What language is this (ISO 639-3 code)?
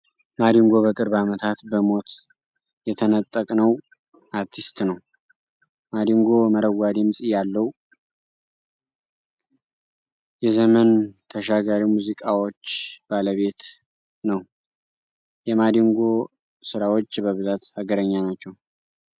amh